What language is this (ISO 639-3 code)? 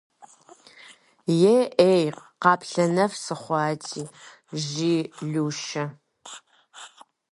kbd